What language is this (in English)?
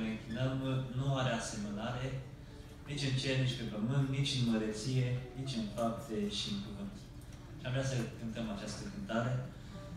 Romanian